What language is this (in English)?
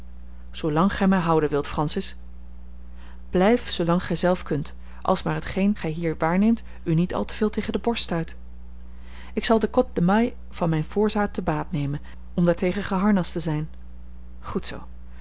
Dutch